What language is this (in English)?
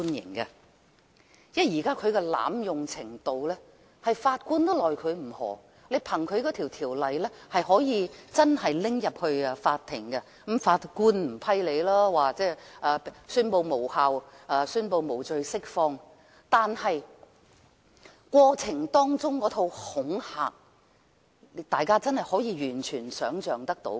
Cantonese